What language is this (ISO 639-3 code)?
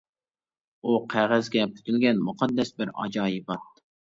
uig